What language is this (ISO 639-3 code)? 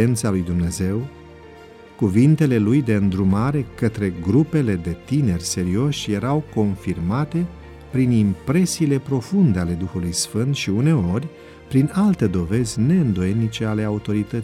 ron